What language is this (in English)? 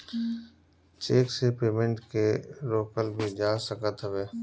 Bhojpuri